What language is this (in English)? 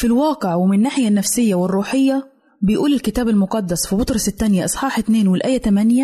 Arabic